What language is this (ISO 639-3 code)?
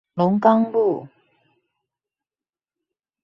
zho